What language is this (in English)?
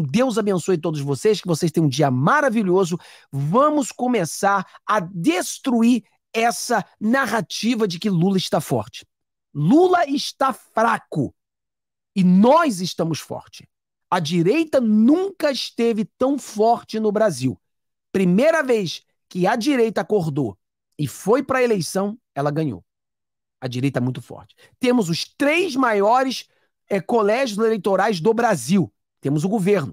Portuguese